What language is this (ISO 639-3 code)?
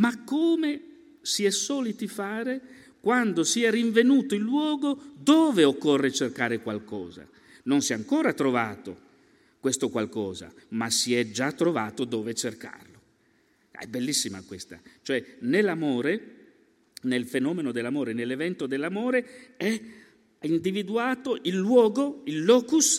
ita